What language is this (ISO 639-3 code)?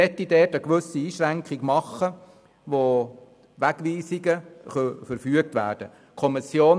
gsw